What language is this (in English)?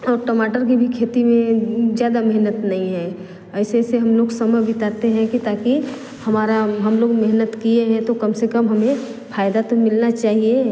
Hindi